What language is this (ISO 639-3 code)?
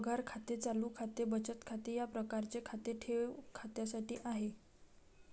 mar